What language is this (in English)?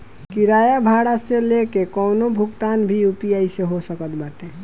Bhojpuri